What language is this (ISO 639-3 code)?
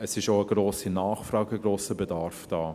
gsw